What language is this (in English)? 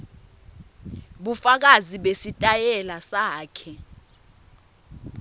Swati